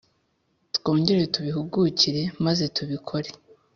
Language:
Kinyarwanda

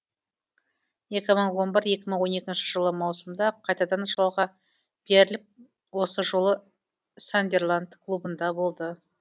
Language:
Kazakh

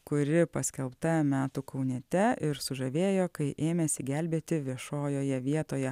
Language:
Lithuanian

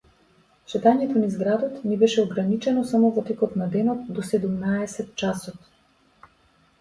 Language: Macedonian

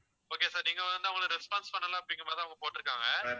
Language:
Tamil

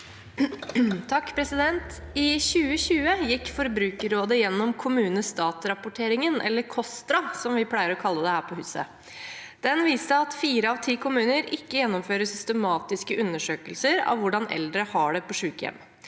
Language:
Norwegian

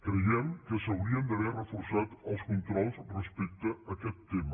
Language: Catalan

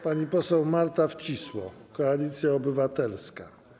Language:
Polish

